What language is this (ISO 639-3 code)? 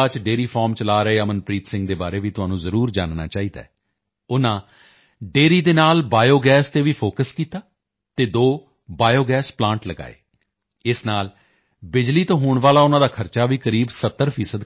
pan